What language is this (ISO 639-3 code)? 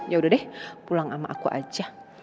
ind